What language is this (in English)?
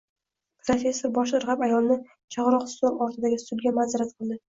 Uzbek